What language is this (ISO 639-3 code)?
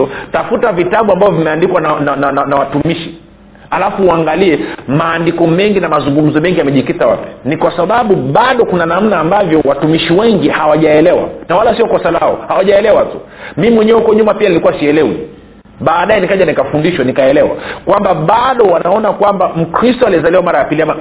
swa